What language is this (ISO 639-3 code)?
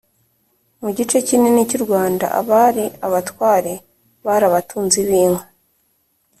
kin